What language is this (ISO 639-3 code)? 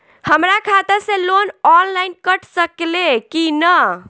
bho